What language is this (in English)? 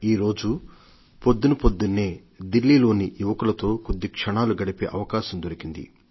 Telugu